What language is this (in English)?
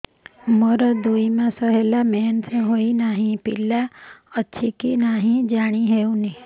Odia